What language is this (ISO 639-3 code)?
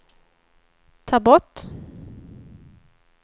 swe